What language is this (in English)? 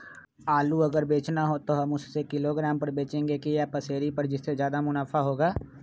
Magahi